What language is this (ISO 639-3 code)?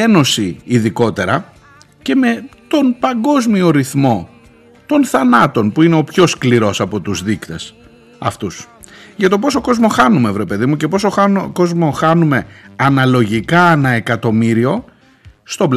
ell